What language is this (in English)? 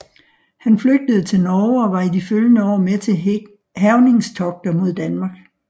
Danish